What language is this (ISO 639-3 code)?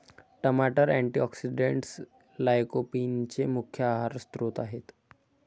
mar